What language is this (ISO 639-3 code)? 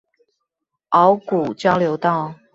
zho